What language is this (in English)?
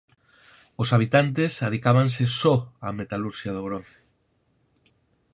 Galician